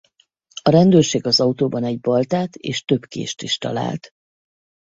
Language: Hungarian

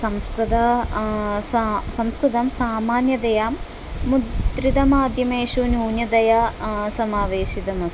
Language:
Sanskrit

